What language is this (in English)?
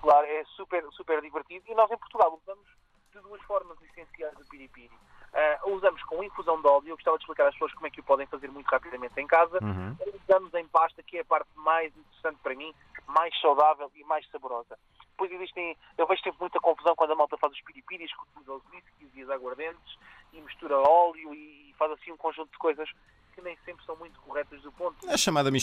Portuguese